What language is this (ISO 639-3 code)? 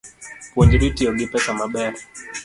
luo